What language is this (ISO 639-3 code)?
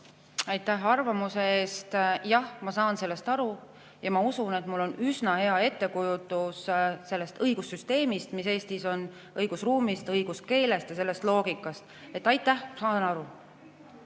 est